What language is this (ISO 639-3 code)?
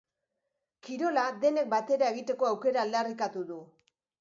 eus